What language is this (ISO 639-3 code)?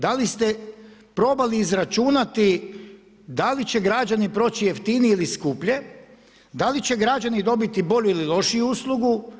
hrv